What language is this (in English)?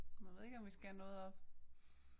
Danish